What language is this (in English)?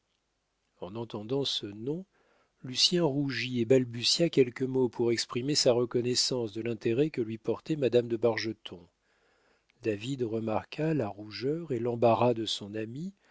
French